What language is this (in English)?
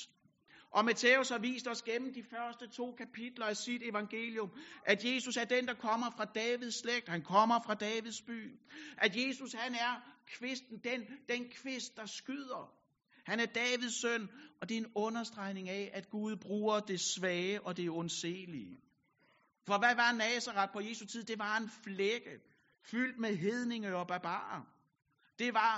Danish